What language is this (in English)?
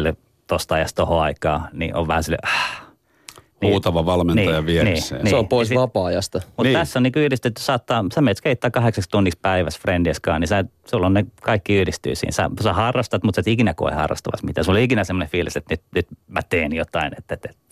Finnish